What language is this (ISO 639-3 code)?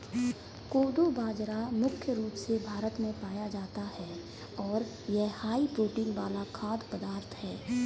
hin